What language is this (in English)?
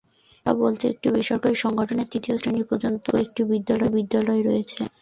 Bangla